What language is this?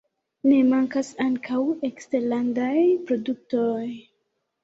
Esperanto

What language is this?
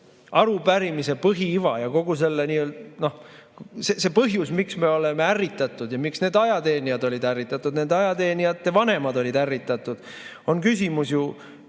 Estonian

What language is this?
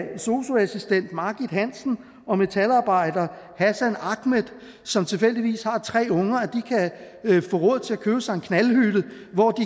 Danish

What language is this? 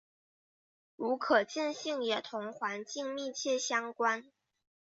Chinese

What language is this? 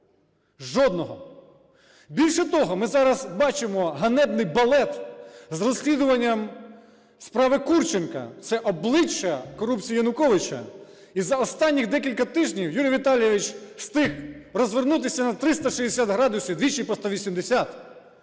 Ukrainian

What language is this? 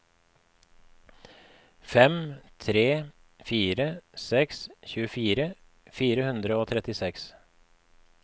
Norwegian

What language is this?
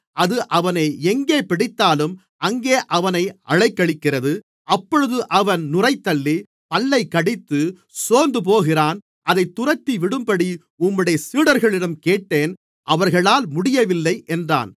Tamil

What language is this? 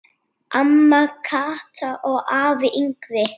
Icelandic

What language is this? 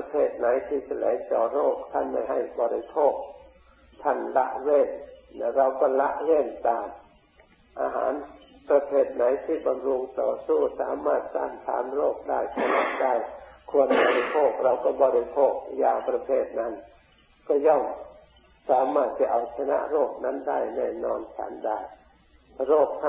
Thai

